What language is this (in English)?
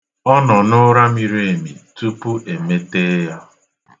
Igbo